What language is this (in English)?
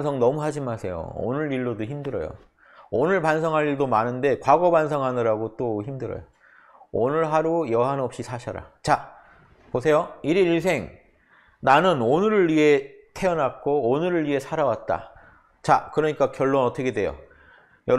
Korean